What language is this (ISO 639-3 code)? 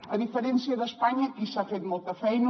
cat